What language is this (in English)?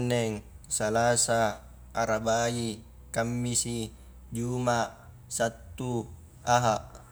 Highland Konjo